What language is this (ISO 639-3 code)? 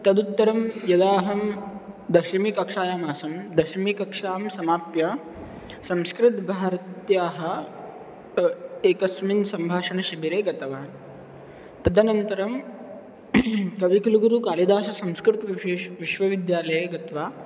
san